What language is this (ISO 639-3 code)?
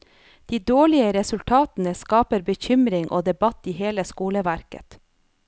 nor